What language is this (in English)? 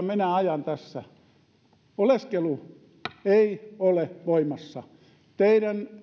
Finnish